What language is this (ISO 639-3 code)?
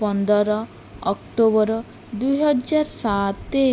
ori